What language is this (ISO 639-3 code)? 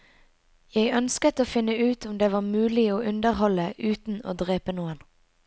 nor